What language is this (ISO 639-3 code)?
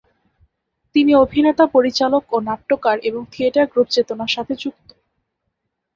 ben